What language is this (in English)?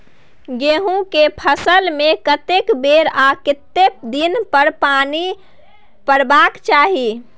Maithili